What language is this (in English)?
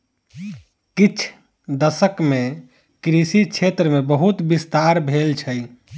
Maithili